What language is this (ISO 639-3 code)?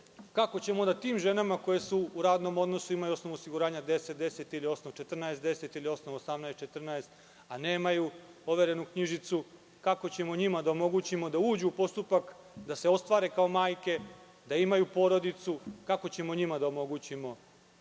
srp